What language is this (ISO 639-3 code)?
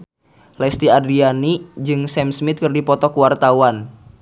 sun